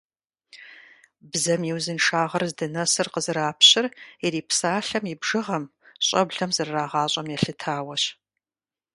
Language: Kabardian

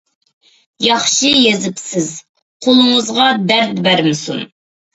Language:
Uyghur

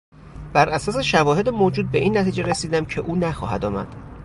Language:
Persian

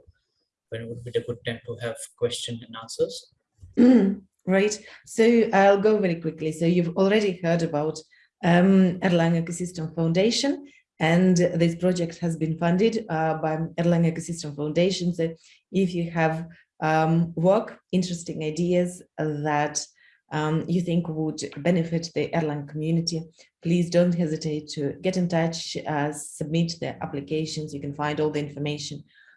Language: English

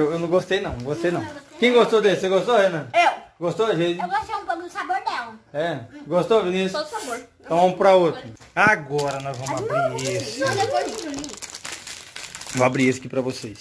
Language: Portuguese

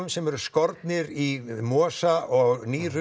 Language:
Icelandic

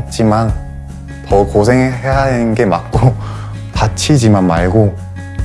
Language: Korean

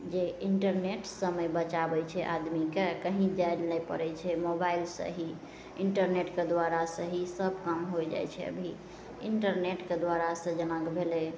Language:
Maithili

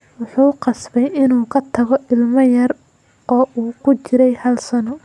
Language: Somali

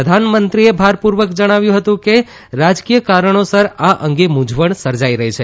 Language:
Gujarati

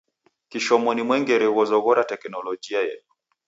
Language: Taita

